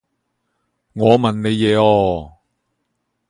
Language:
Cantonese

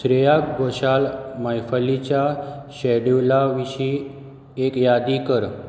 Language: Konkani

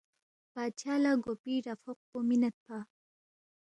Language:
Balti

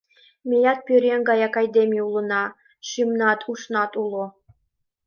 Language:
Mari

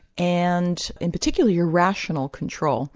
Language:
English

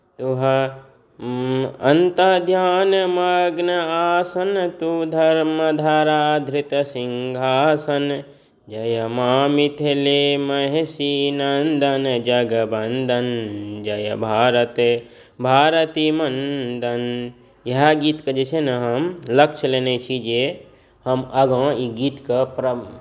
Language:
Maithili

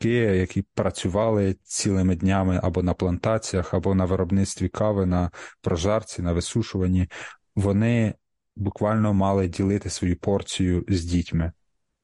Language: Ukrainian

